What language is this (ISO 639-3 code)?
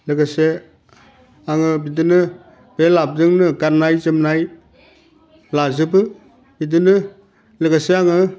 brx